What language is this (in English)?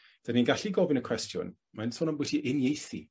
Welsh